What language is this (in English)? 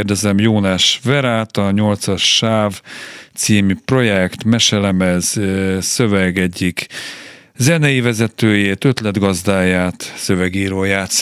Hungarian